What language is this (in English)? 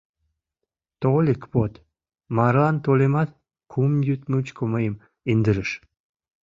Mari